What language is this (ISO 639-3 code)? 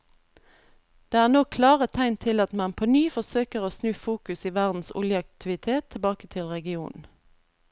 nor